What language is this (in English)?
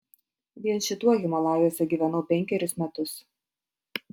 Lithuanian